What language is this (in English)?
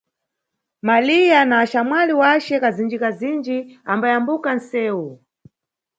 Nyungwe